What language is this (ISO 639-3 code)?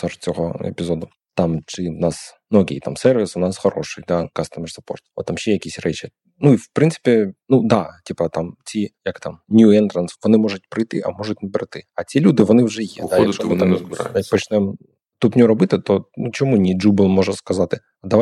ukr